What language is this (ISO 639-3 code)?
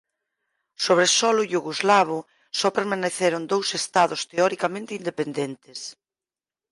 glg